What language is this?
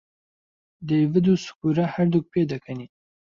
Central Kurdish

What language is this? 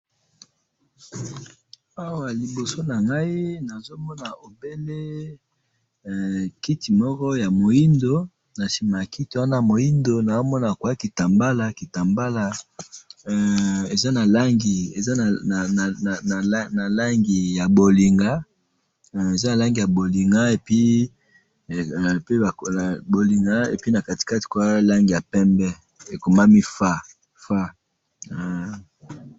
Lingala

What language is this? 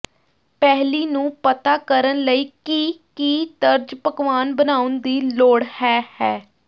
Punjabi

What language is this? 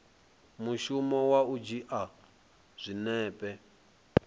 Venda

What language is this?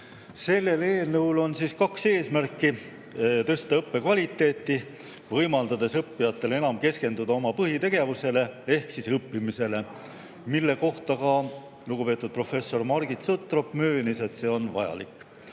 Estonian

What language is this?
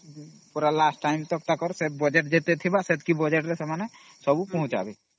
Odia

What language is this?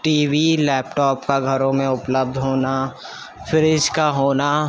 Urdu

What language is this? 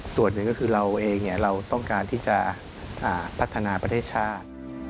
Thai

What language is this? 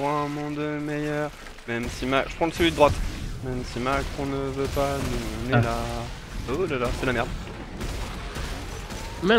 French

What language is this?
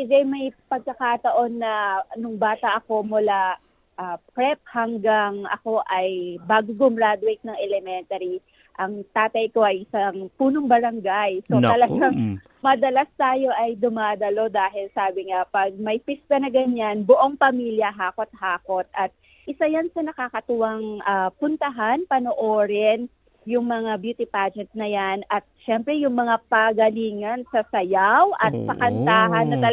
Filipino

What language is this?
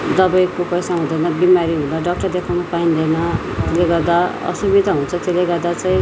Nepali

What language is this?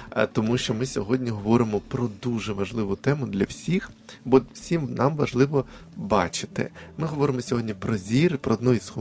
Ukrainian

